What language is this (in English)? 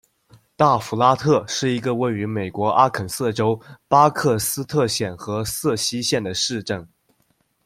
Chinese